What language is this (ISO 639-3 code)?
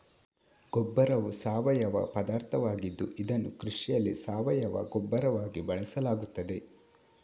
kan